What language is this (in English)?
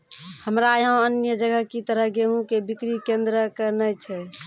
Maithili